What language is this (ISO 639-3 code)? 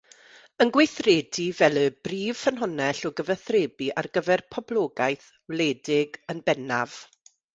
cym